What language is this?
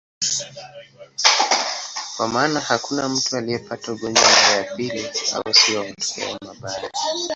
Swahili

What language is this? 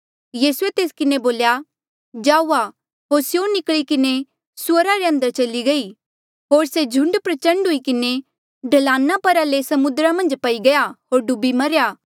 Mandeali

